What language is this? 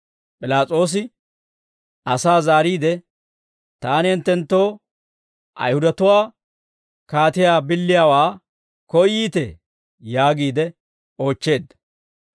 Dawro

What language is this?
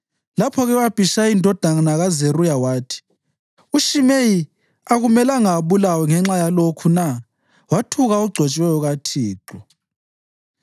North Ndebele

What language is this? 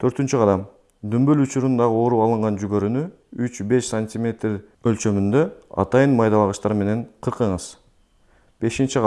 Turkish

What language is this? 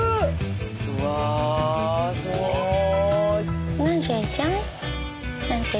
Japanese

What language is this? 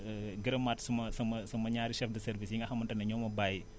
Wolof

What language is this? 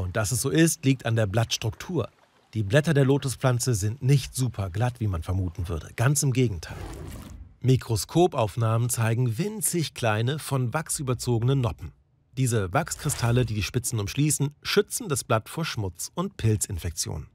German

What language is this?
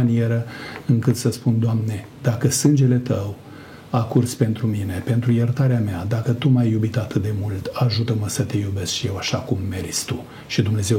Romanian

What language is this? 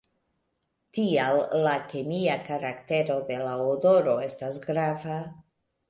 Esperanto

